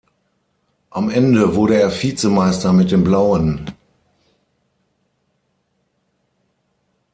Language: German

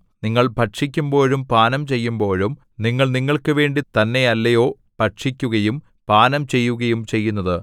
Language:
Malayalam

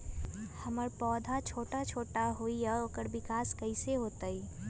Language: Magahi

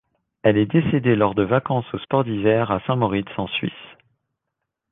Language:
French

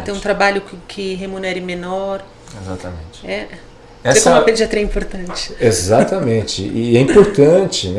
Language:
Portuguese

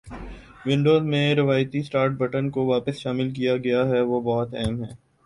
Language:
Urdu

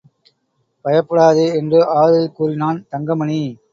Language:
Tamil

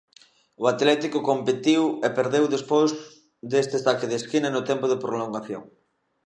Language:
Galician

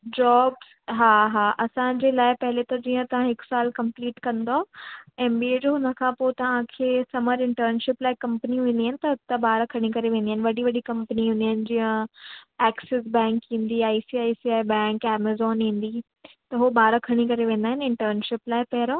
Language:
Sindhi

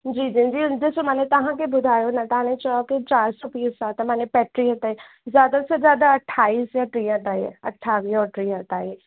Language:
Sindhi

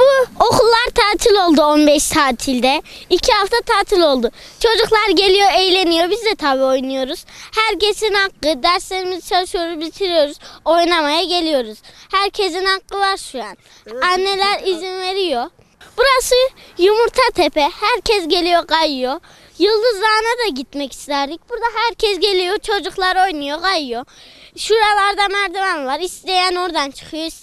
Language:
Turkish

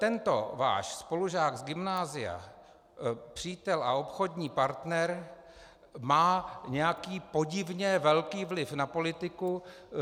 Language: Czech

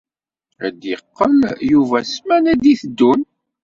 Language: Kabyle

